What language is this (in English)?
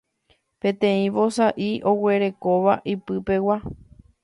Guarani